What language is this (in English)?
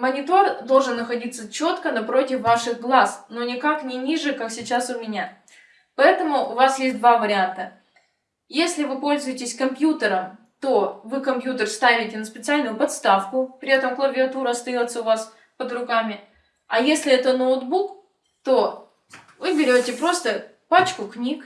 Russian